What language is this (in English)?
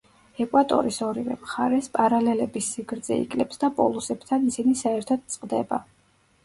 Georgian